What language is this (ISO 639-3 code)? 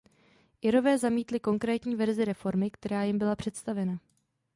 ces